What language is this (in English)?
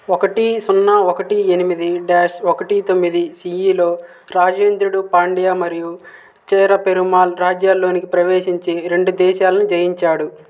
Telugu